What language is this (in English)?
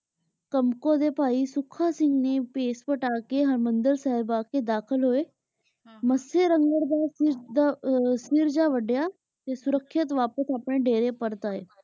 Punjabi